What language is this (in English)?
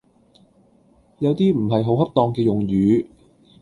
Cantonese